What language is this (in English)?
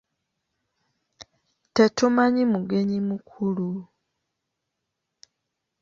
Ganda